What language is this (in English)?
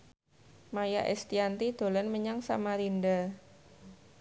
Javanese